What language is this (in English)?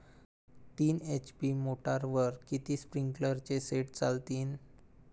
Marathi